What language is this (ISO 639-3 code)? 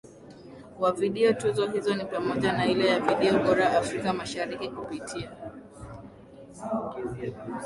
swa